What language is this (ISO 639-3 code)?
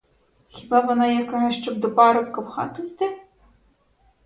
ukr